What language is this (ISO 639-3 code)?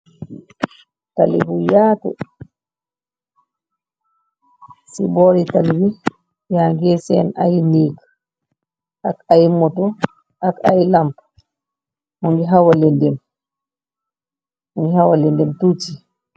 wol